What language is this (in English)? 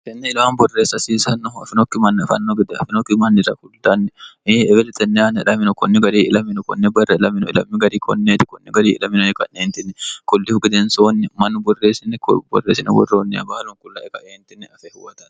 Sidamo